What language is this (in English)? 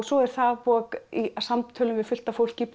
Icelandic